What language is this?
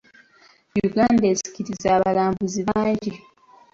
Ganda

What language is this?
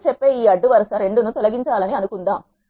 Telugu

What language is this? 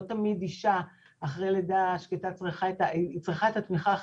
Hebrew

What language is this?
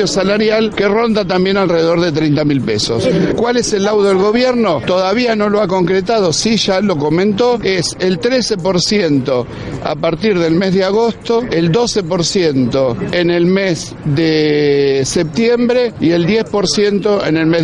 Spanish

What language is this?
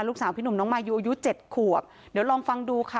Thai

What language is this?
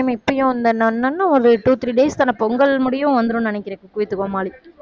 Tamil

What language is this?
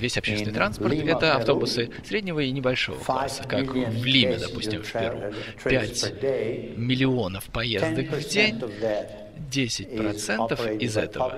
Russian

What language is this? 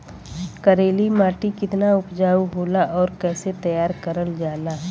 Bhojpuri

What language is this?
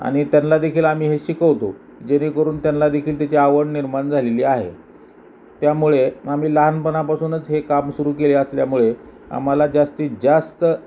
Marathi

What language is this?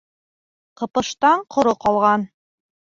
Bashkir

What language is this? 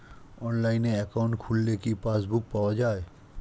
Bangla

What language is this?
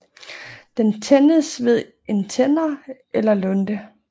Danish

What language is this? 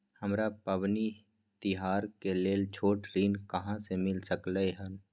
Maithili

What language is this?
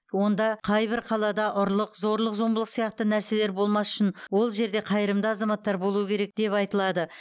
Kazakh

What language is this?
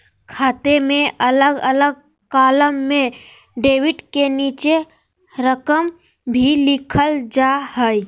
Magahi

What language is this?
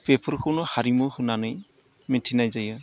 Bodo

